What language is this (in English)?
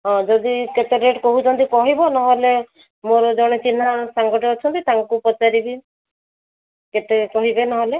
Odia